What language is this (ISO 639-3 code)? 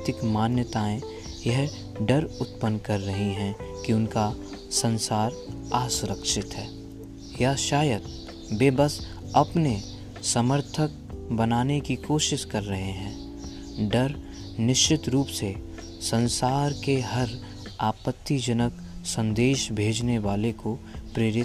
hin